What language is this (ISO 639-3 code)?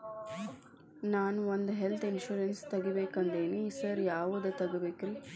kan